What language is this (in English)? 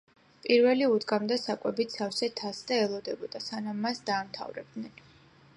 Georgian